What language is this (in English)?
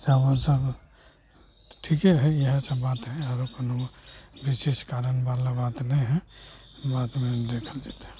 Maithili